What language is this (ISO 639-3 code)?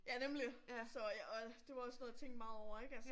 dan